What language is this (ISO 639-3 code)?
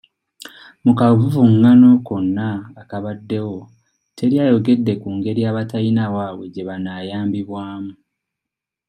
lug